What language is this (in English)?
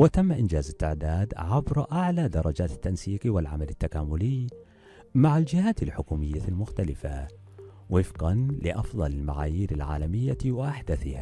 Arabic